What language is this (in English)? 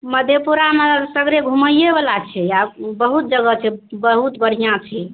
Maithili